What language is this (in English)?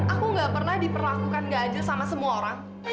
Indonesian